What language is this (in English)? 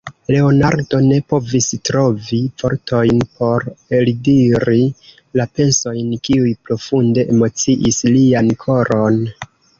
Esperanto